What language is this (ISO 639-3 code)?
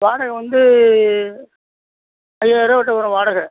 tam